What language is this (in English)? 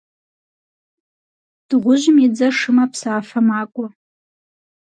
Kabardian